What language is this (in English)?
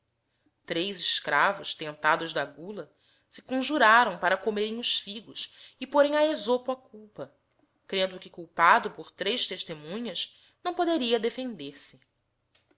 Portuguese